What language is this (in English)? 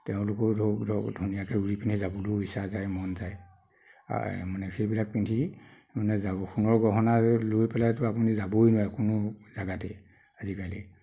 Assamese